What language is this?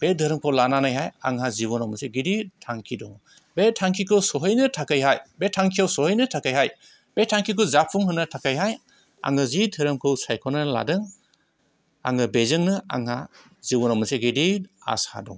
Bodo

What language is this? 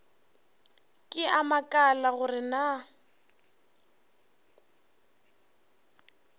Northern Sotho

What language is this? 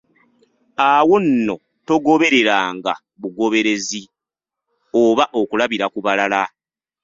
Ganda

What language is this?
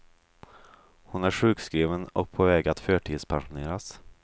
Swedish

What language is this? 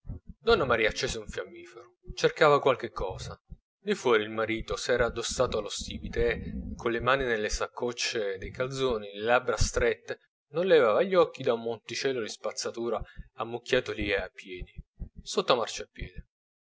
Italian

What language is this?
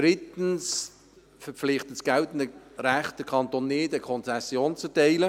Swiss German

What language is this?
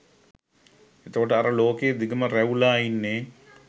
Sinhala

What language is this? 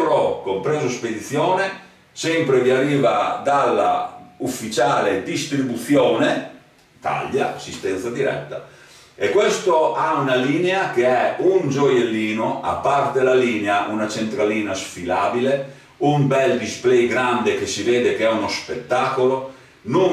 Italian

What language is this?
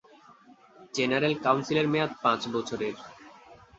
Bangla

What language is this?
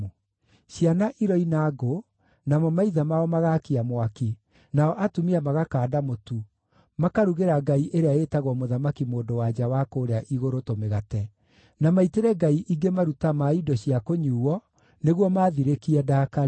Kikuyu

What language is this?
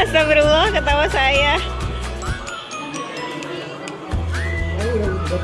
Indonesian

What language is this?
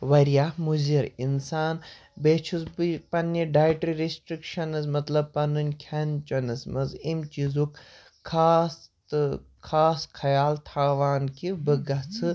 Kashmiri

